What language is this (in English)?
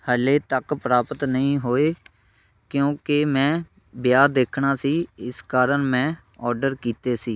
Punjabi